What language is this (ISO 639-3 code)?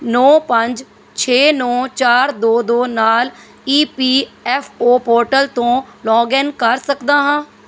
pan